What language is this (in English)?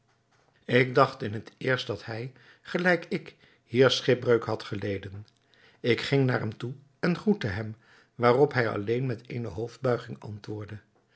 Dutch